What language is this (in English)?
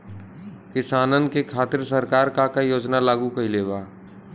Bhojpuri